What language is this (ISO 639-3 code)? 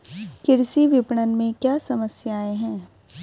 hin